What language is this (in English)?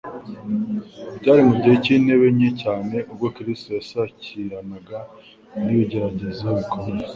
Kinyarwanda